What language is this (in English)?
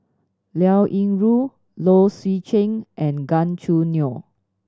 English